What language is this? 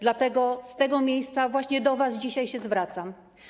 Polish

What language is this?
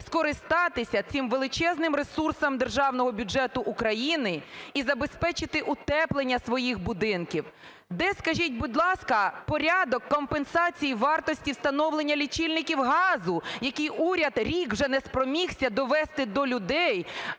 Ukrainian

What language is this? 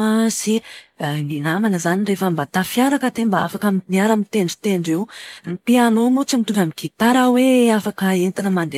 Malagasy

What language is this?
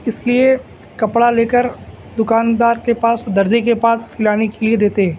Urdu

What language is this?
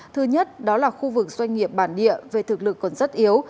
Vietnamese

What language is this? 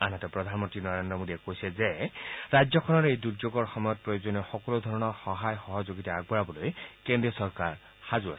Assamese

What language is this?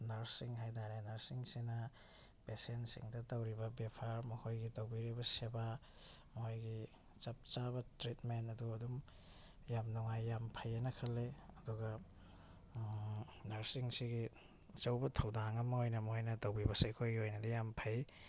Manipuri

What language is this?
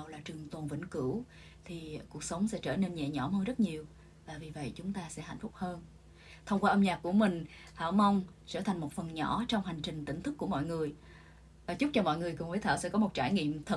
Vietnamese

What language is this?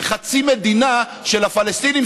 Hebrew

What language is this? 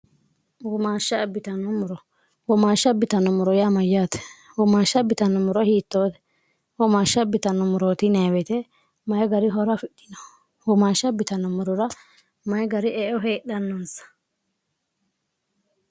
Sidamo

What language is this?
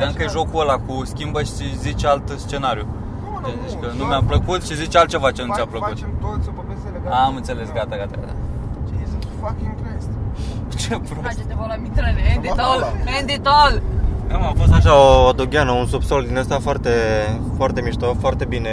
Romanian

